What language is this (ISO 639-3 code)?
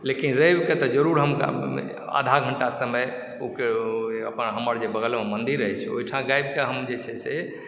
mai